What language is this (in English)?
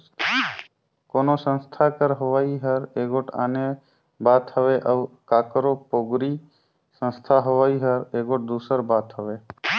Chhattisgarhi